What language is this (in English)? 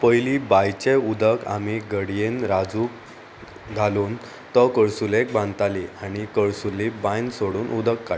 Konkani